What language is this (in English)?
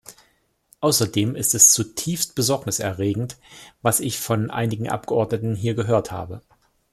German